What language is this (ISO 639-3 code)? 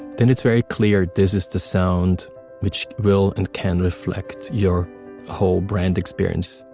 eng